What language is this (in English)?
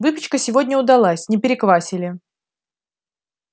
Russian